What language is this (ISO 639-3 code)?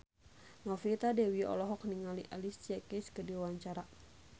sun